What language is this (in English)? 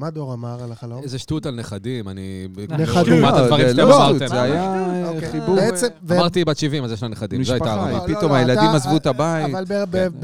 Hebrew